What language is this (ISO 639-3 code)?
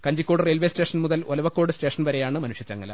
mal